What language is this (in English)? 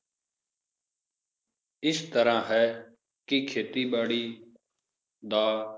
Punjabi